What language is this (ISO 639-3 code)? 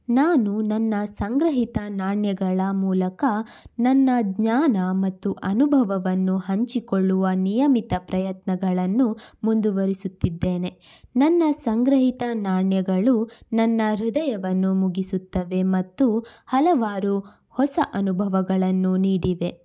kan